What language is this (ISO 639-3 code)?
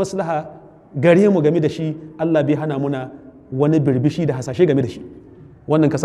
ara